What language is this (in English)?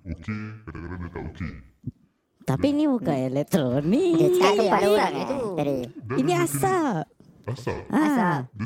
Malay